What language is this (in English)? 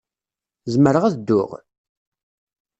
Kabyle